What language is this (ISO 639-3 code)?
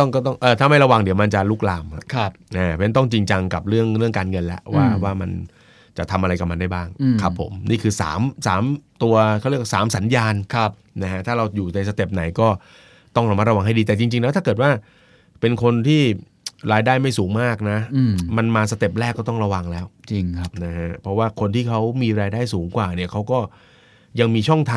tha